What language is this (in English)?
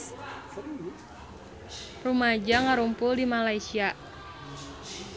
Sundanese